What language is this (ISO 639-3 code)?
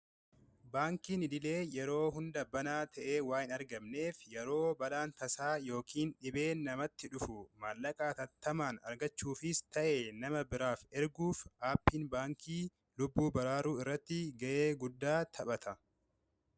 orm